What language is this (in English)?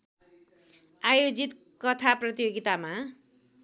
Nepali